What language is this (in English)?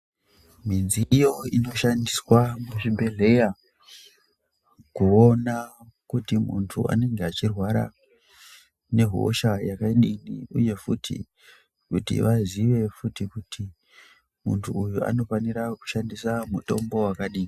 Ndau